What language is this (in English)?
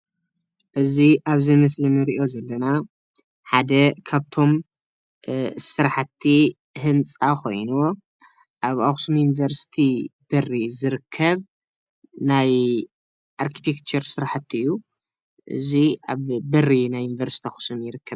Tigrinya